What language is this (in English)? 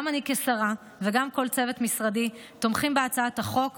Hebrew